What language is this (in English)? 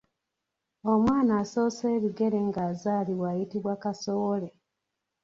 Ganda